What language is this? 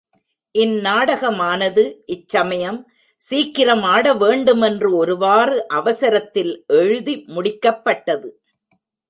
Tamil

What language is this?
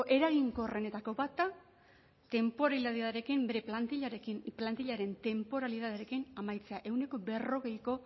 Basque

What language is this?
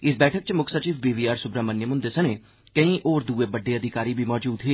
Dogri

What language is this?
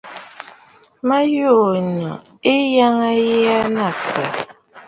Bafut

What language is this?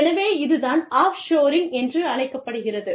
Tamil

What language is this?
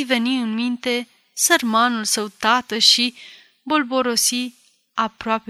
Romanian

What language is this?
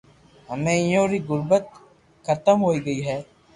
Loarki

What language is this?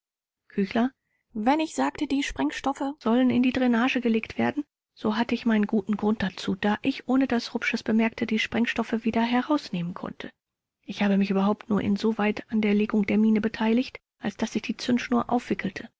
German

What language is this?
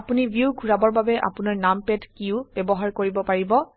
Assamese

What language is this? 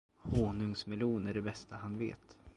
Swedish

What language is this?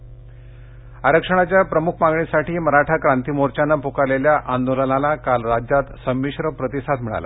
Marathi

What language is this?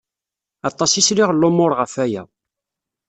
Kabyle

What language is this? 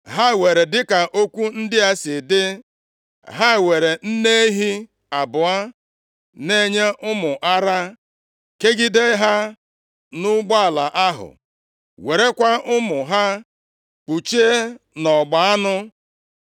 Igbo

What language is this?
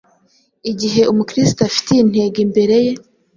Kinyarwanda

